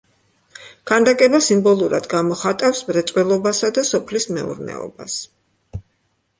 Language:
Georgian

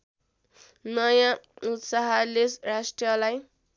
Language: Nepali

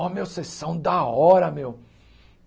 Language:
Portuguese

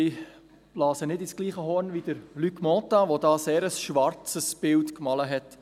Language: Swiss German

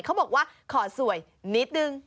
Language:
Thai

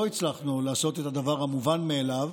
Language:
Hebrew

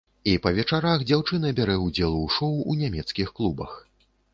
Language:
Belarusian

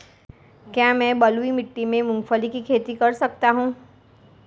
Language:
Hindi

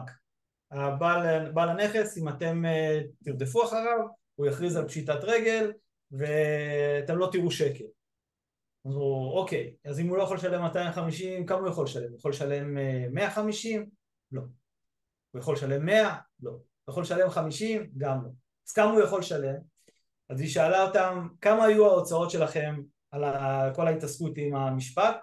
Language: Hebrew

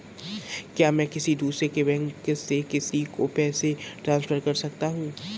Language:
Hindi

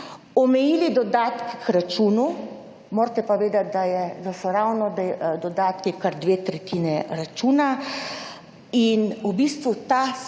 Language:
Slovenian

